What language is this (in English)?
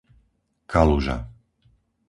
Slovak